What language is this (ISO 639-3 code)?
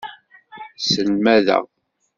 kab